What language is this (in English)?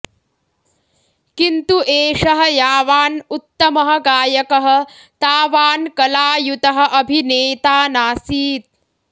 Sanskrit